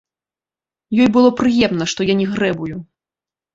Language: Belarusian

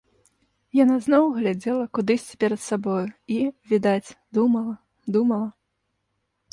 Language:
Belarusian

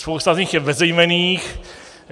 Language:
Czech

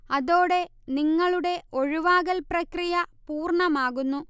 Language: Malayalam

